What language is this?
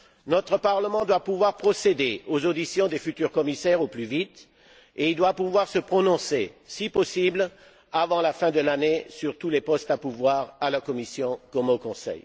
French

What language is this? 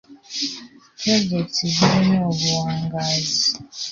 Ganda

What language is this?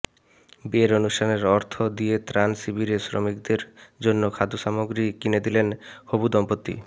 Bangla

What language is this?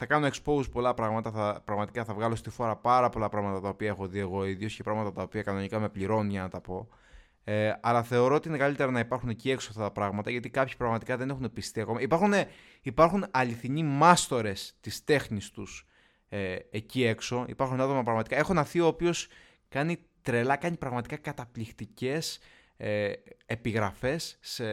Greek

